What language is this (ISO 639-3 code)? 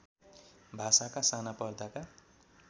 nep